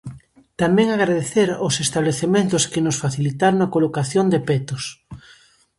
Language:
Galician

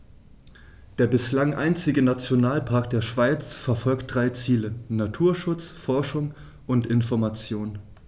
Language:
German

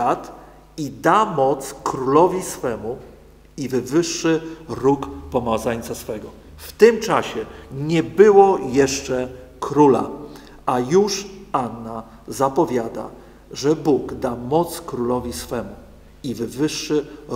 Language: Polish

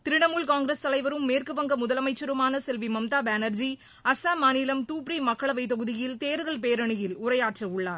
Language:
Tamil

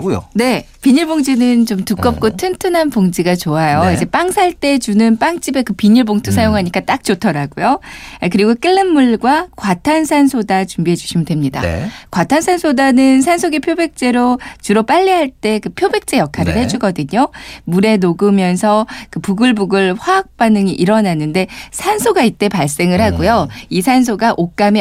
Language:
Korean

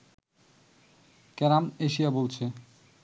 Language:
Bangla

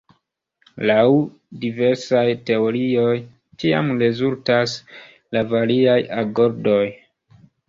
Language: Esperanto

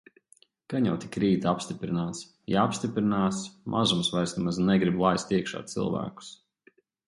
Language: Latvian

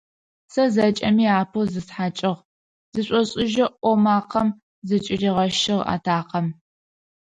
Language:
Adyghe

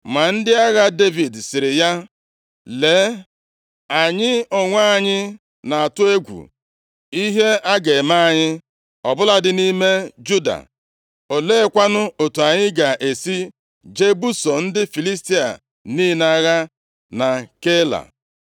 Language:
Igbo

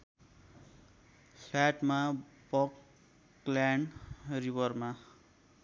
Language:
Nepali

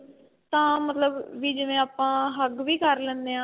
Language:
Punjabi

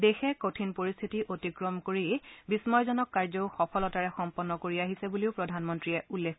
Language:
Assamese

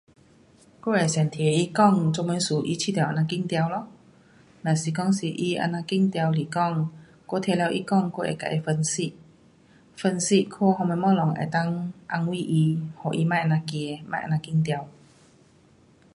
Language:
Pu-Xian Chinese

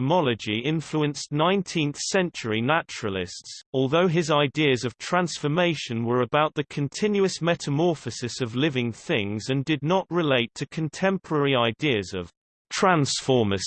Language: English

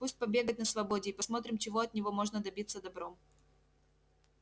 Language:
Russian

